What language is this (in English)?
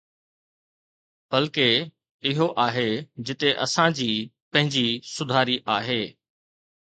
Sindhi